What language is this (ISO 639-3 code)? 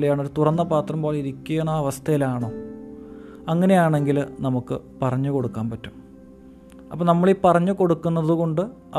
mal